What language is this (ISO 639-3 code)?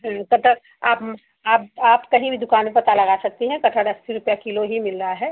hin